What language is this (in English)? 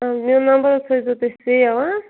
Kashmiri